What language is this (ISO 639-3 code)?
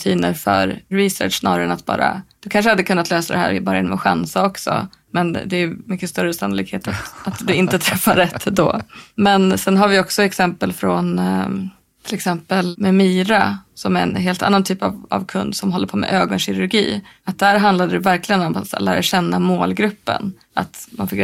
swe